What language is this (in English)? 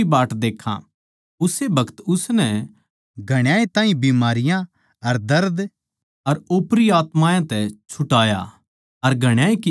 Haryanvi